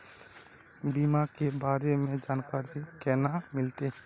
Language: Magahi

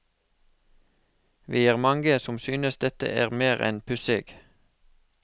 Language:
Norwegian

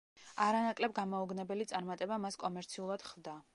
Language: Georgian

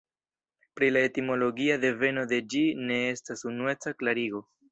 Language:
Esperanto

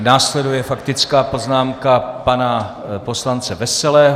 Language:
Czech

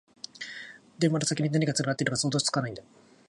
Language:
Japanese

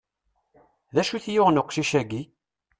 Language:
Kabyle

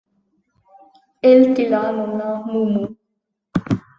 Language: Romansh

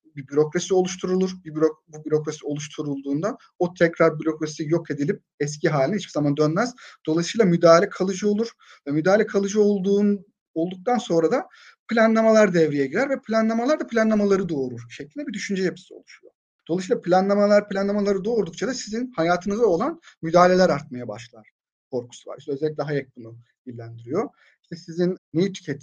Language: Turkish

